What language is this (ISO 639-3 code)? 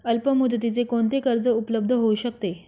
mar